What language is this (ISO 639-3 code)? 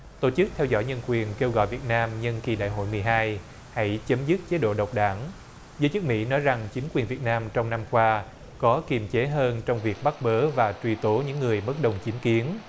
vie